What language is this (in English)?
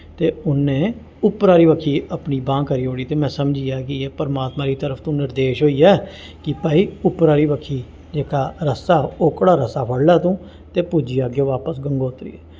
Dogri